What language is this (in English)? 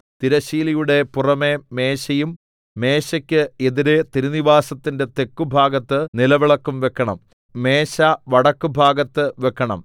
Malayalam